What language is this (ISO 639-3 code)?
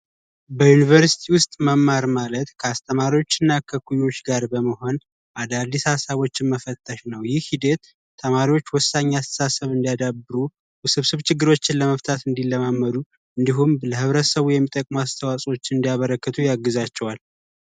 amh